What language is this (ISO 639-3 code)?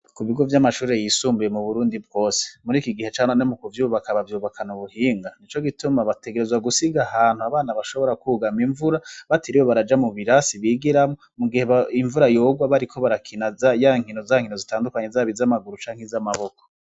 run